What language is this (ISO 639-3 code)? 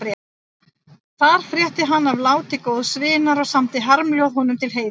isl